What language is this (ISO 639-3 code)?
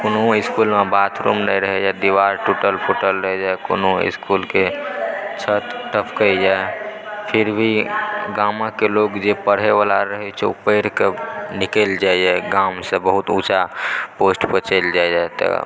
mai